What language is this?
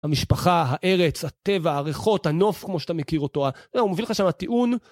Hebrew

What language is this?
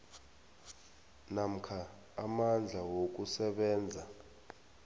South Ndebele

